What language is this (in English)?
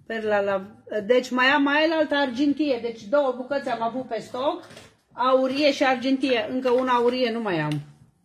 Romanian